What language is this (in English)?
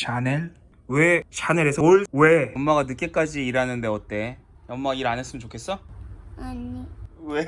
Korean